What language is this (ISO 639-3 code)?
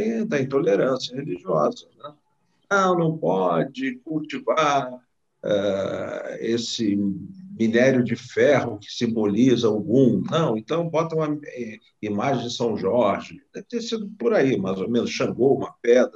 por